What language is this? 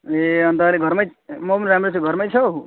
Nepali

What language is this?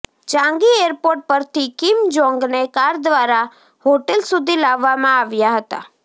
Gujarati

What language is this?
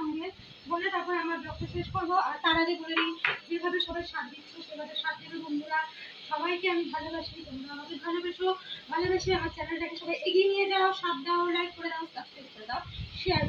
Bangla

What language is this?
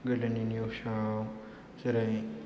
Bodo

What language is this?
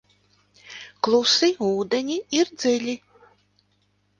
Latvian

